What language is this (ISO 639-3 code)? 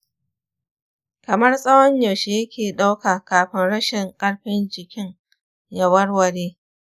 hau